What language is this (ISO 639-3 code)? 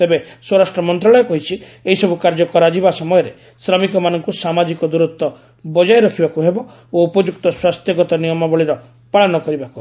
ori